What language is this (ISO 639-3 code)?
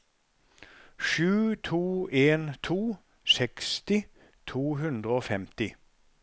nor